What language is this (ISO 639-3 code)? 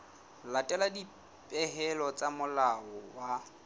sot